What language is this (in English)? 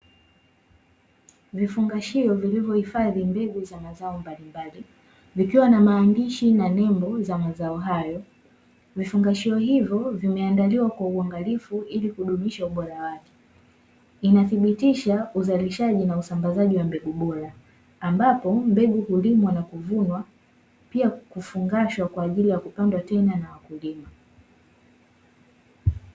Swahili